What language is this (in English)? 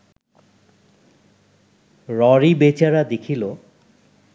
Bangla